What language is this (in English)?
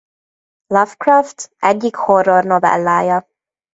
Hungarian